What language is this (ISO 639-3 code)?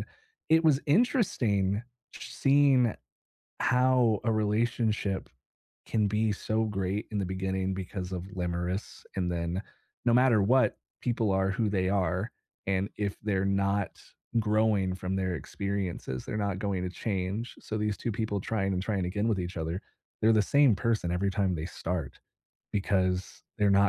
eng